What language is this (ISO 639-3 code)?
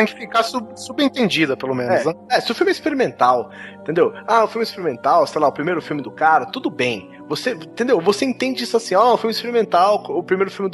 por